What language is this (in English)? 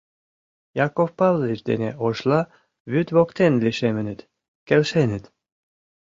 Mari